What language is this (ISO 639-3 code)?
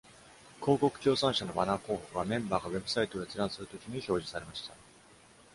jpn